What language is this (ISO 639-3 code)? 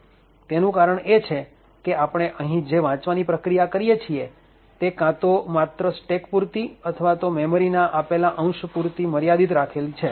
guj